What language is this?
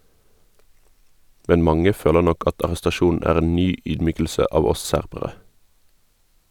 Norwegian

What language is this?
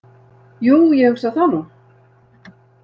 Icelandic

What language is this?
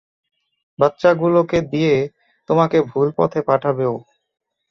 Bangla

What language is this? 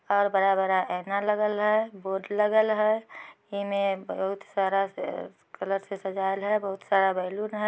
Magahi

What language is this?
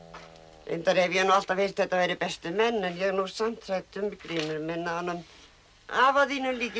Icelandic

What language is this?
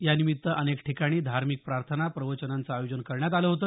Marathi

